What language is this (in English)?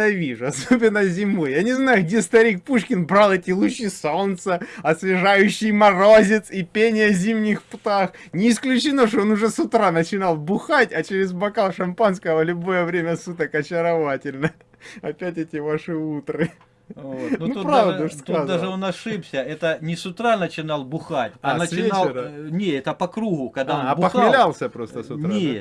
Russian